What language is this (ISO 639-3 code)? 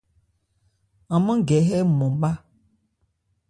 ebr